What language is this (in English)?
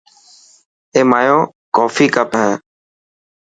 Dhatki